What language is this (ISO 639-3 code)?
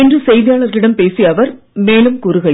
tam